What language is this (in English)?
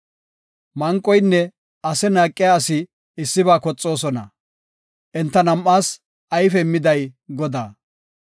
Gofa